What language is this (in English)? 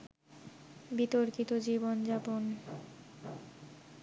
Bangla